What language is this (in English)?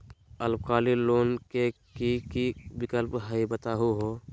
Magahi